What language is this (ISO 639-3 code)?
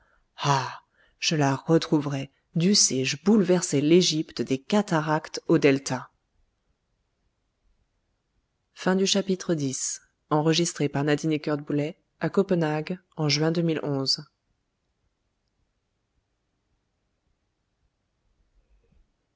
fra